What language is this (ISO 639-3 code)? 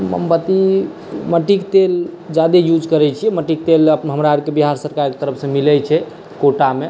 mai